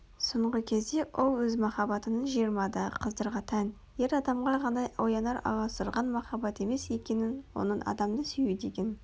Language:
Kazakh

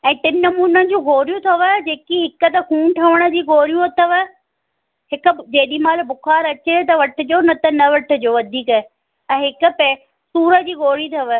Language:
Sindhi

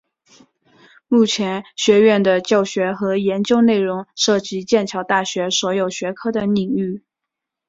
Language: Chinese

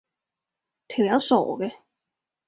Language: Cantonese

